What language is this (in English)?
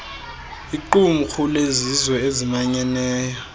Xhosa